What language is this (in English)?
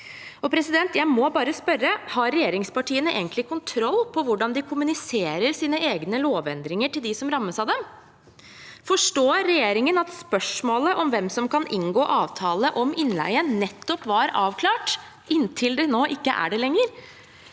Norwegian